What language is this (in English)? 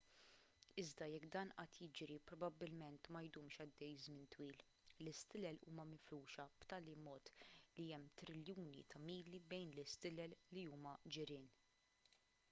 Maltese